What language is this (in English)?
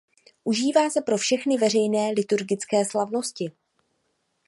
Czech